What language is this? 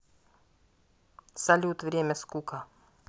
Russian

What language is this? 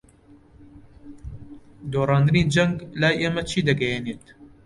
Central Kurdish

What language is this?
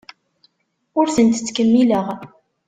Kabyle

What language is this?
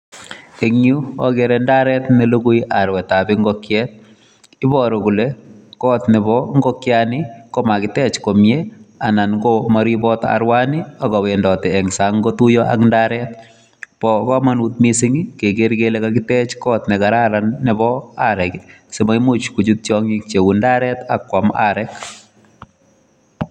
Kalenjin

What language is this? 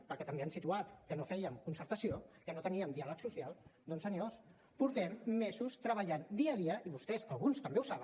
Catalan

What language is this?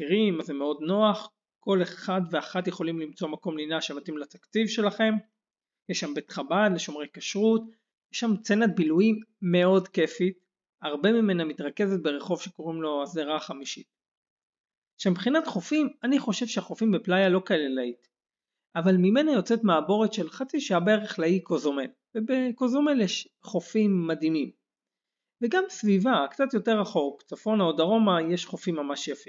Hebrew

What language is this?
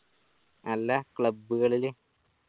Malayalam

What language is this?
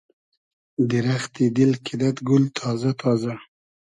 Hazaragi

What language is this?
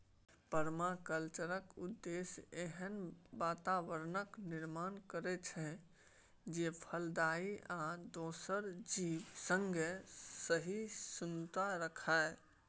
Maithili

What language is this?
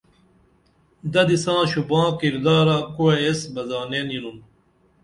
Dameli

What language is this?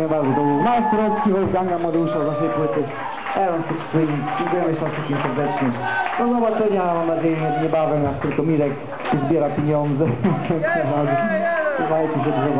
Latvian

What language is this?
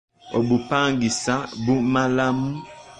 Ganda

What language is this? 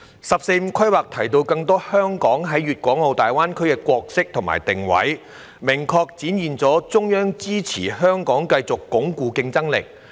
Cantonese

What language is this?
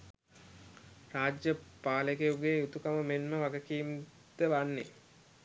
Sinhala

